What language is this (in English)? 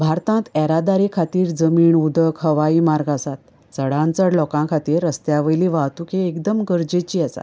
Konkani